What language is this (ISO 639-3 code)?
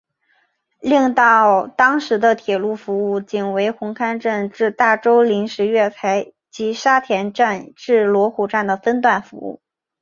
zho